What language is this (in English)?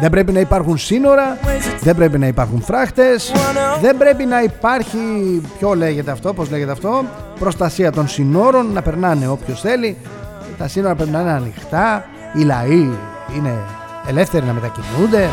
Greek